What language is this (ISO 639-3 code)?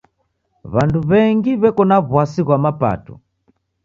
dav